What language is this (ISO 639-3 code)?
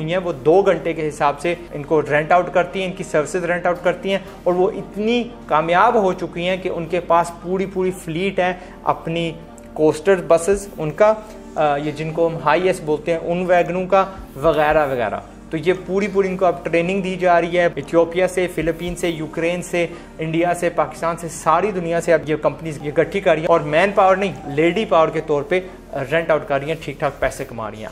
hin